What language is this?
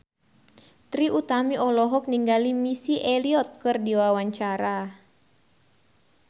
Sundanese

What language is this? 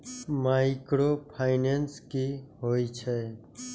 Maithili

